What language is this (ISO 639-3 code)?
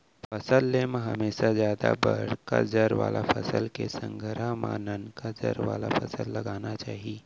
hne